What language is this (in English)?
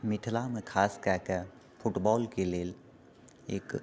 Maithili